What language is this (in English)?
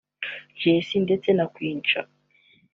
Kinyarwanda